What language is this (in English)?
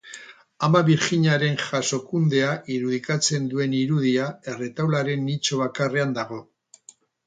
Basque